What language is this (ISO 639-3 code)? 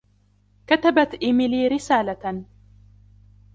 ara